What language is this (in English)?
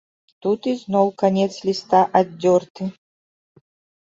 Belarusian